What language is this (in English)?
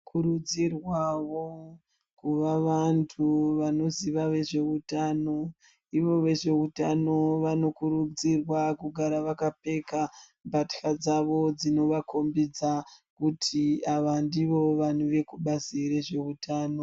Ndau